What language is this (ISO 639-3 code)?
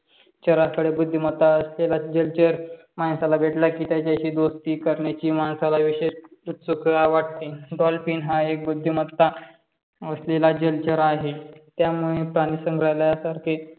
mar